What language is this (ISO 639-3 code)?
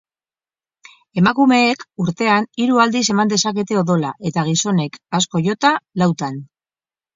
eus